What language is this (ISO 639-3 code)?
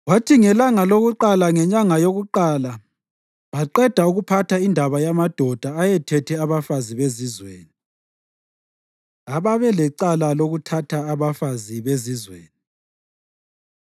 nde